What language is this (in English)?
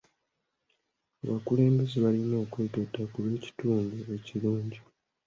Ganda